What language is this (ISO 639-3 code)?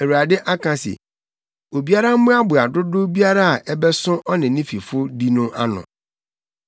aka